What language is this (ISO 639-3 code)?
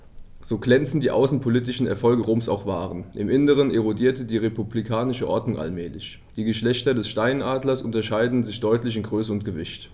deu